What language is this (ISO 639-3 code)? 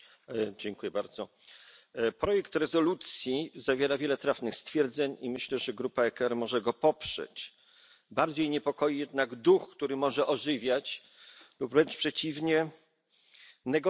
pol